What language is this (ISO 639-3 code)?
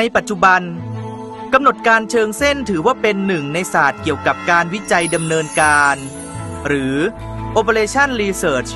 tha